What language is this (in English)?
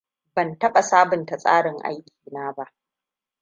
Hausa